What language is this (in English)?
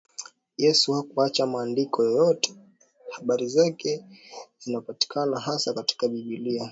Swahili